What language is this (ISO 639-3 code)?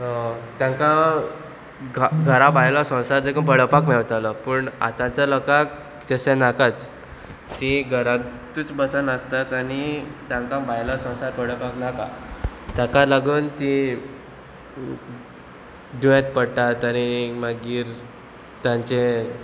kok